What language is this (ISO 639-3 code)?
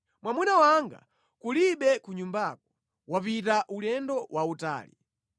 nya